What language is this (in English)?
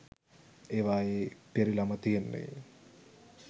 Sinhala